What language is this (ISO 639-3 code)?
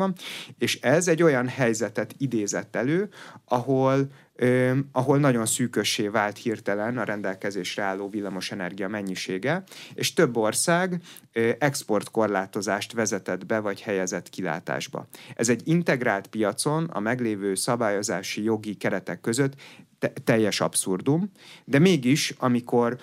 hun